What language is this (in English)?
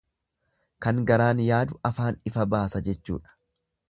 Oromo